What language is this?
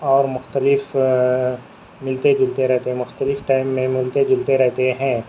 Urdu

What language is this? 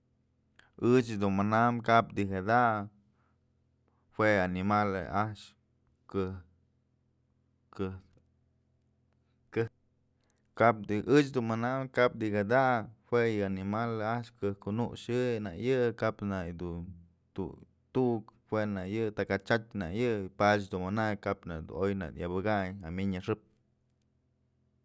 Mazatlán Mixe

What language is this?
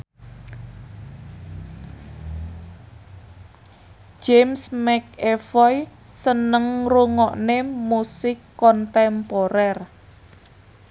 Javanese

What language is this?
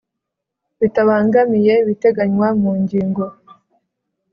Kinyarwanda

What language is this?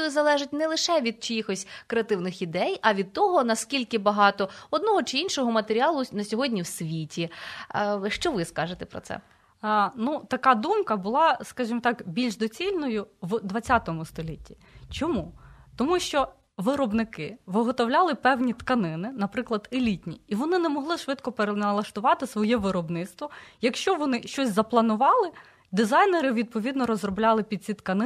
Ukrainian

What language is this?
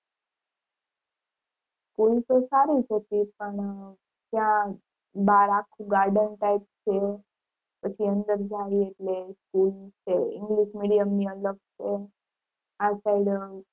Gujarati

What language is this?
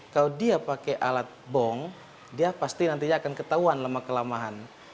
Indonesian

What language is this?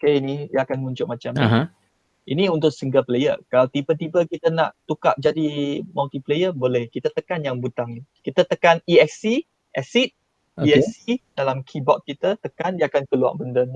Malay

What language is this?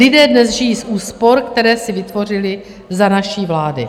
Czech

